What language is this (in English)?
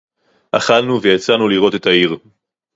Hebrew